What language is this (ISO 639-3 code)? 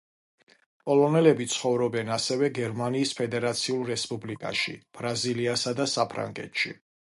kat